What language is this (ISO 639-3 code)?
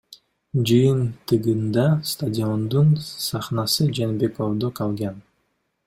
kir